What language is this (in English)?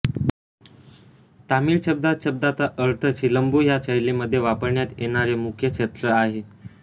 Marathi